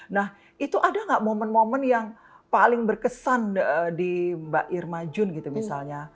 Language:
Indonesian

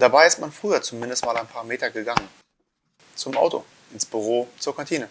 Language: German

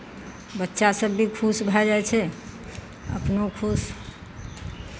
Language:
Maithili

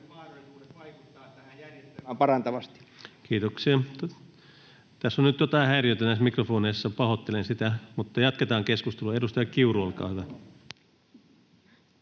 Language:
Finnish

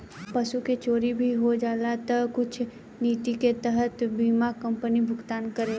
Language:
Bhojpuri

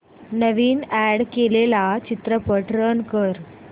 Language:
Marathi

